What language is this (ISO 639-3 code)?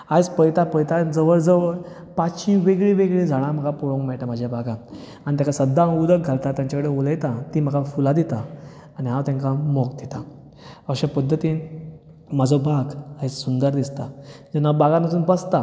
kok